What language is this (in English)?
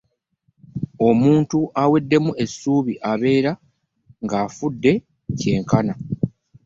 Ganda